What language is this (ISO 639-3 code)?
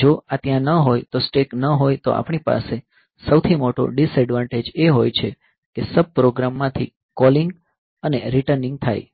guj